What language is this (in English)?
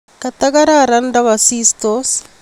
Kalenjin